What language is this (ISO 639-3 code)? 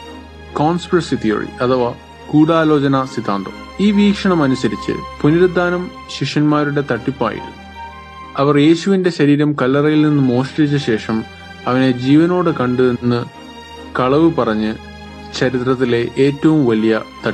mal